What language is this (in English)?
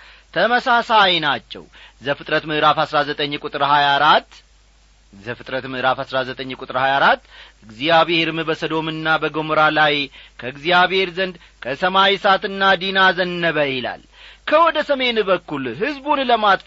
Amharic